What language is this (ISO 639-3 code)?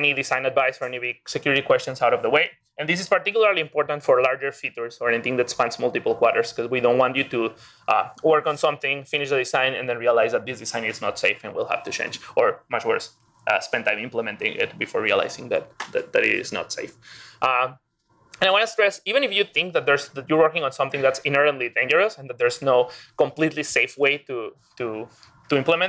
eng